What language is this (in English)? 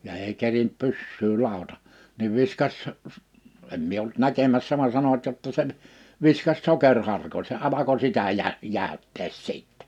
Finnish